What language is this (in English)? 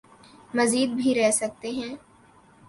Urdu